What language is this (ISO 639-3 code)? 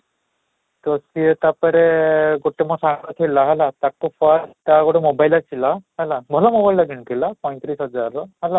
ori